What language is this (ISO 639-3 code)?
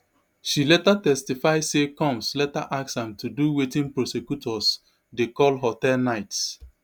pcm